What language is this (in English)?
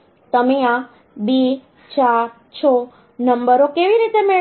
Gujarati